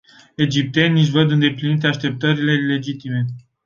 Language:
Romanian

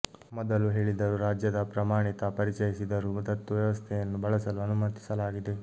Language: Kannada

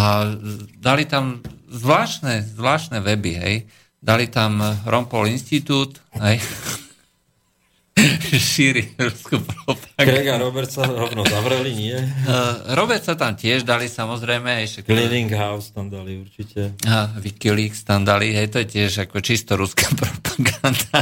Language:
Slovak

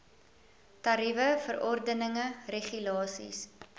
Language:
Afrikaans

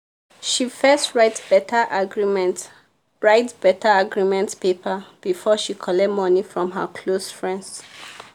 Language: Nigerian Pidgin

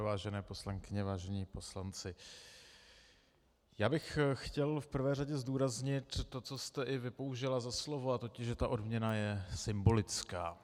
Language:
Czech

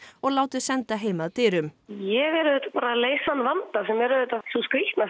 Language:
Icelandic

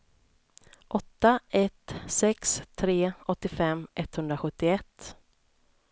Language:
Swedish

